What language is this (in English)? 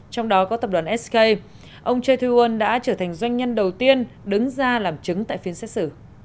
Vietnamese